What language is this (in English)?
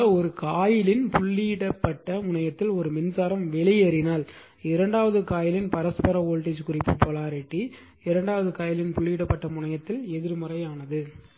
Tamil